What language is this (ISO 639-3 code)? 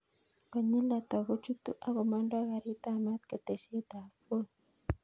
kln